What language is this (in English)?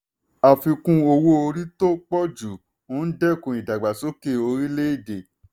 Yoruba